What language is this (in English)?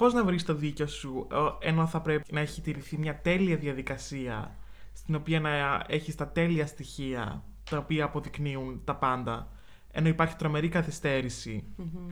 Greek